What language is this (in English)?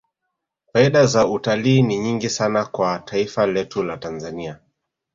Swahili